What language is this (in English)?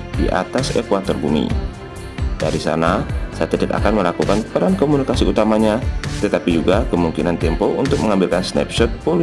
Indonesian